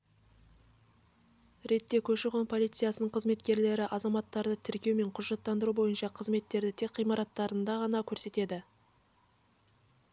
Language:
Kazakh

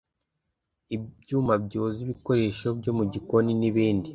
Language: Kinyarwanda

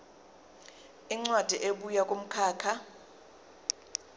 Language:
Zulu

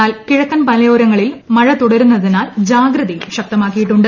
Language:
Malayalam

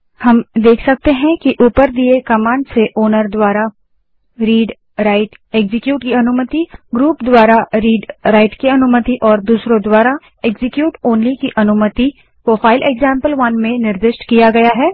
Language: Hindi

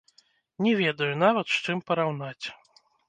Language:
Belarusian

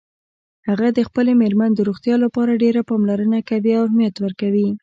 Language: Pashto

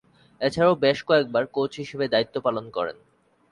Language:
Bangla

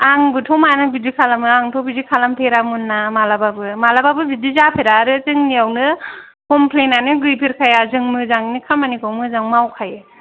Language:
Bodo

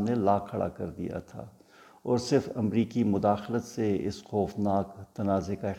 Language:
Urdu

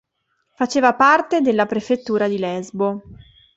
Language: Italian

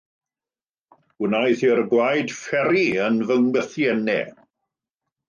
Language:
Welsh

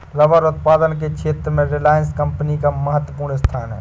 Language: Hindi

